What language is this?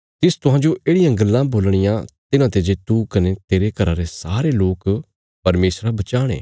Bilaspuri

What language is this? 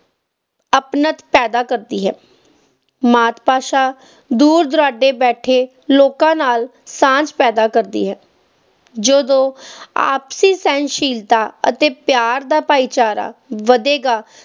Punjabi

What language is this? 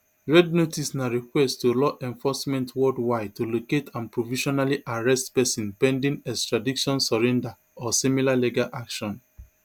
Nigerian Pidgin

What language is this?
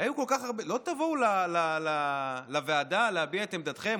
Hebrew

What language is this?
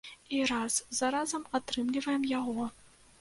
Belarusian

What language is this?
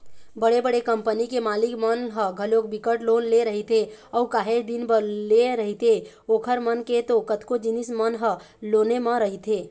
Chhattisgarhi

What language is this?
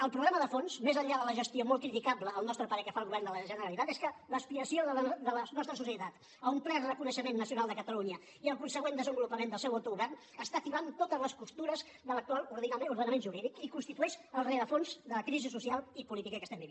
Catalan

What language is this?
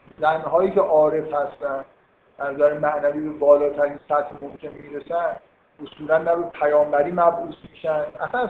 Persian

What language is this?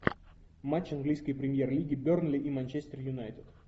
Russian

